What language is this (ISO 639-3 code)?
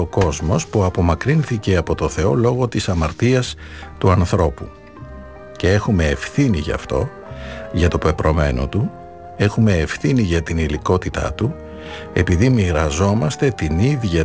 ell